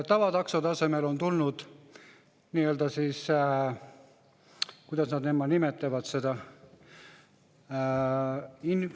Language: Estonian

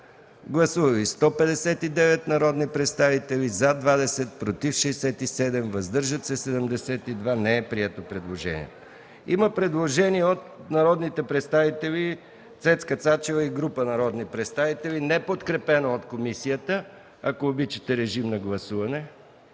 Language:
Bulgarian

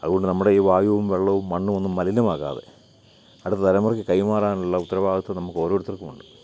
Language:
Malayalam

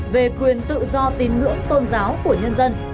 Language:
Vietnamese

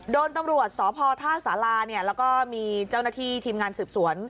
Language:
Thai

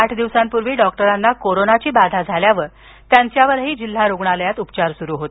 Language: Marathi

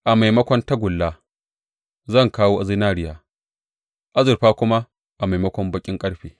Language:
Hausa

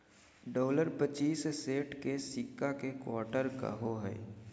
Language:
Magahi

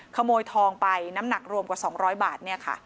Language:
Thai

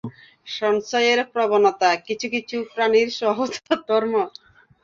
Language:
Bangla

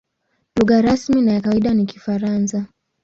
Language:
Swahili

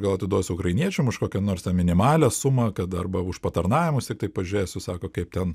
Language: Lithuanian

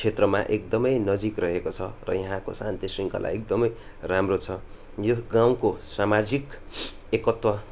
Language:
Nepali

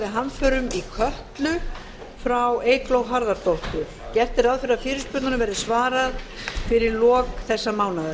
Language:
Icelandic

